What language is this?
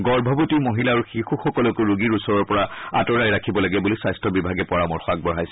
Assamese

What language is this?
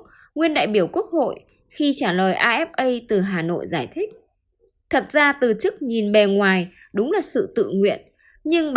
Vietnamese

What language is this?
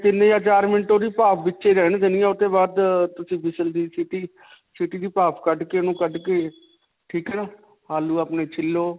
Punjabi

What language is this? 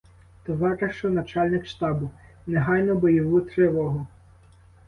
Ukrainian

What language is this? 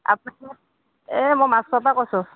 Assamese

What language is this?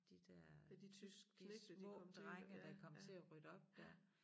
Danish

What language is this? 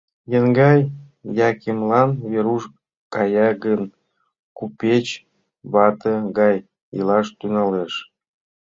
Mari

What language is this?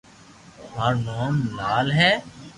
Loarki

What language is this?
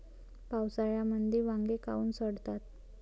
Marathi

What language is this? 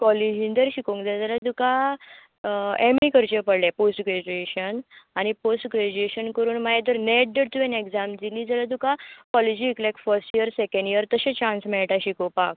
Konkani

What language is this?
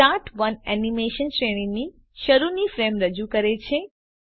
Gujarati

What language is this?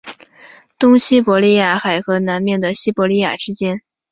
Chinese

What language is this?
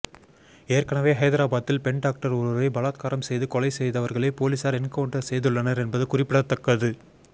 Tamil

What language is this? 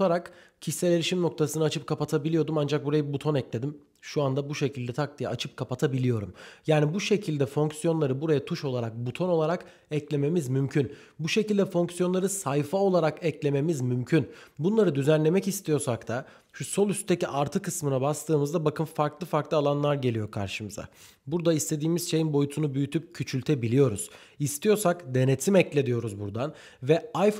Turkish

